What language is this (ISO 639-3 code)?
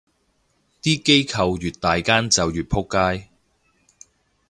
yue